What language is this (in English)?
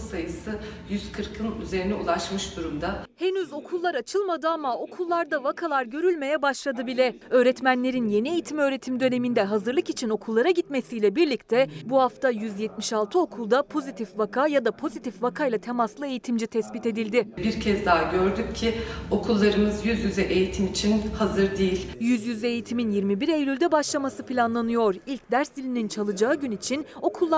Turkish